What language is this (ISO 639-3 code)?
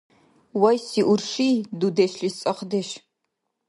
dar